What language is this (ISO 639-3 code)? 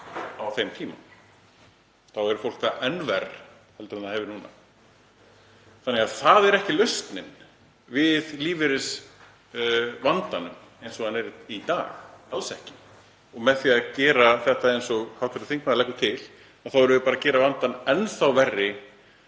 isl